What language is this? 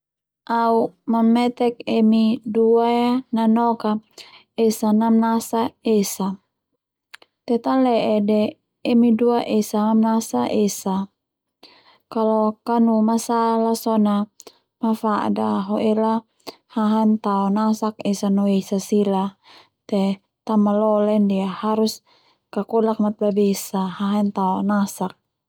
Termanu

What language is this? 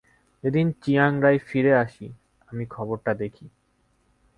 Bangla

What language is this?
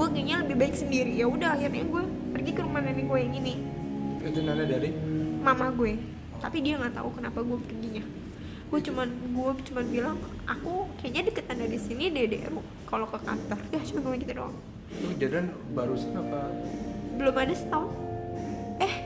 Indonesian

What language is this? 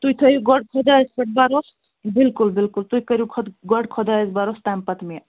Kashmiri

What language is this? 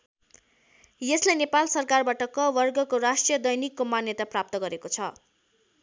Nepali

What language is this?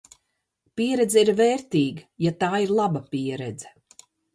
Latvian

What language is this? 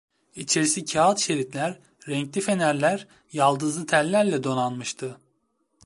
Turkish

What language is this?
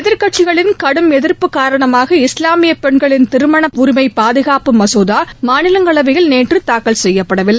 Tamil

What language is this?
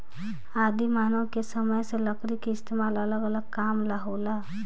Bhojpuri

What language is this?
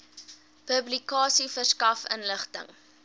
Afrikaans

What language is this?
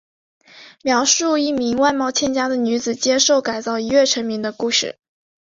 Chinese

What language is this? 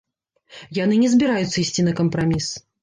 Belarusian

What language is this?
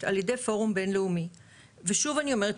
Hebrew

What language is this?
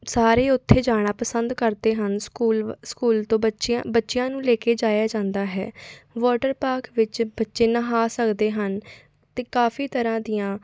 Punjabi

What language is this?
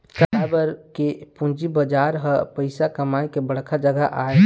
Chhattisgarhi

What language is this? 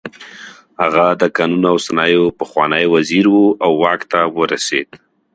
Pashto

